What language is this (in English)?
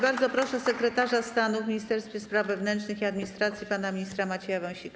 Polish